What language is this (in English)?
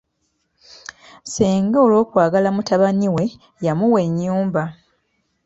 Ganda